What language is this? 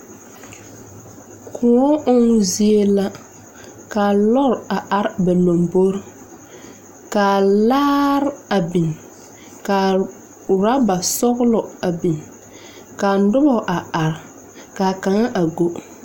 Southern Dagaare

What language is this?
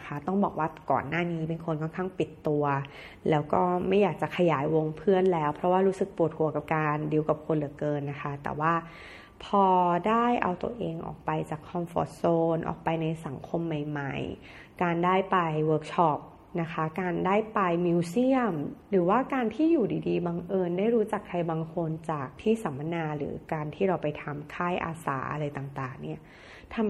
Thai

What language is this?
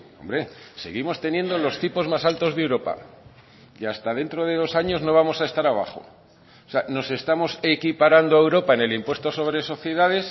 Spanish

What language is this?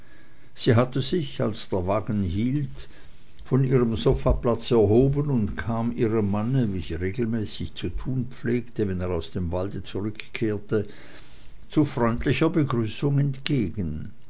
German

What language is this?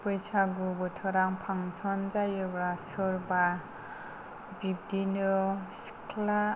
Bodo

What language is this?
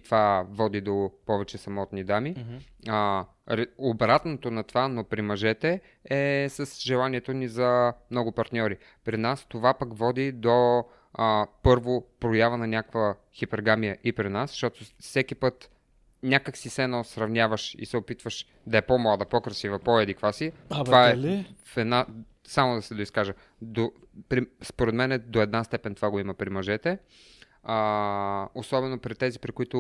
Bulgarian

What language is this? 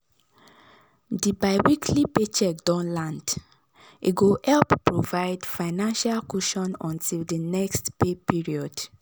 Nigerian Pidgin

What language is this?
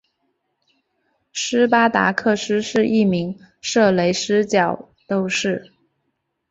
Chinese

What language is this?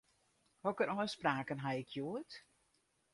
Western Frisian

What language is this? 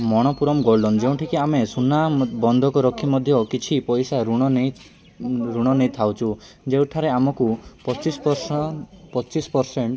Odia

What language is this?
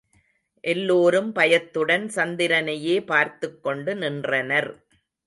Tamil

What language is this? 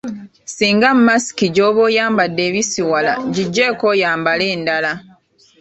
Ganda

